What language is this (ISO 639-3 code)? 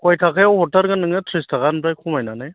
brx